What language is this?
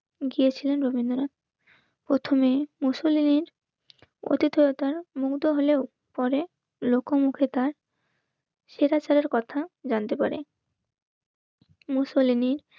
Bangla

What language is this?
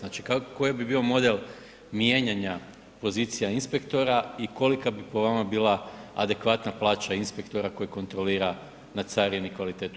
Croatian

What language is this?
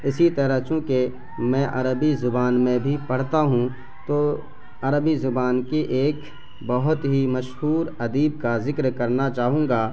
Urdu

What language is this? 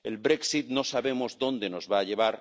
Spanish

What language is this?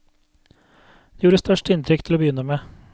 Norwegian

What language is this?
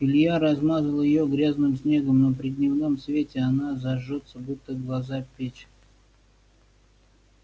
Russian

